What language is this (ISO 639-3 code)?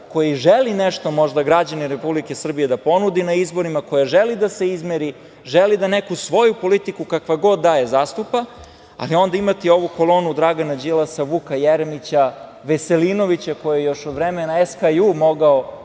srp